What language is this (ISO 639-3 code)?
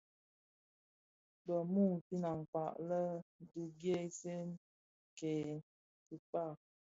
ksf